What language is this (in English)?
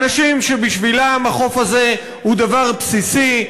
Hebrew